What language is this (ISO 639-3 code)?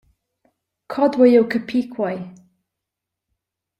roh